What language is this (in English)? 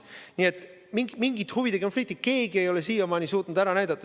Estonian